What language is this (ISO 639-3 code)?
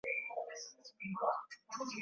swa